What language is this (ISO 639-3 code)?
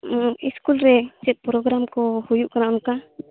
sat